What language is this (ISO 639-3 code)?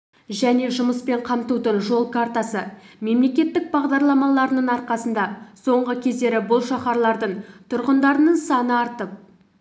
kaz